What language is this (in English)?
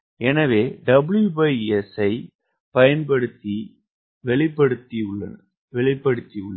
Tamil